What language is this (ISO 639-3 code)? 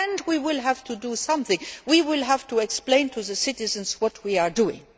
eng